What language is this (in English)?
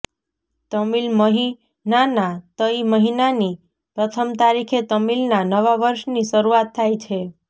Gujarati